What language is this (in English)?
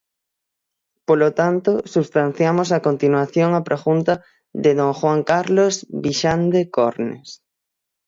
Galician